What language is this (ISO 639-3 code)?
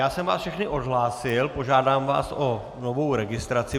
ces